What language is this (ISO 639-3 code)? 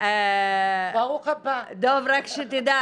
heb